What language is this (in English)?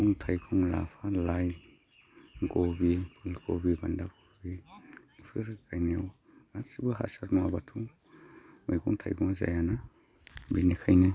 Bodo